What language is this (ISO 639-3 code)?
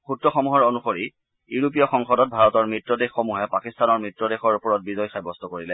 asm